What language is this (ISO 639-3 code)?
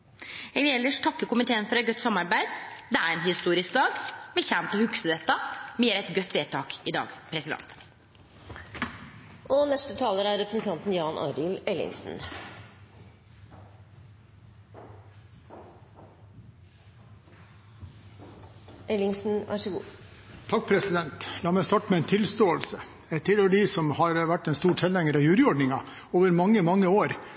nor